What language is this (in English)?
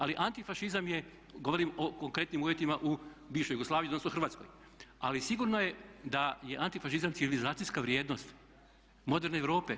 Croatian